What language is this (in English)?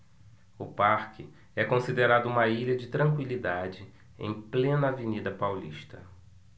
Portuguese